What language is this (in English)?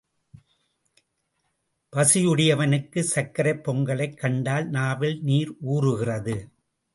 Tamil